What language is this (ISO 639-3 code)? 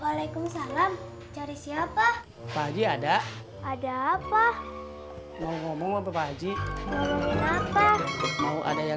ind